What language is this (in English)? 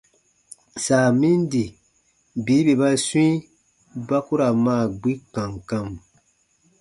Baatonum